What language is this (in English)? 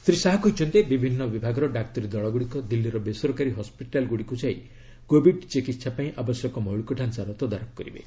Odia